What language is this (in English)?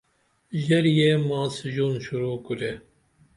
Dameli